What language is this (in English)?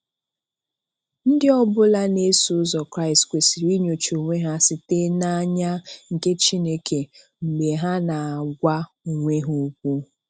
Igbo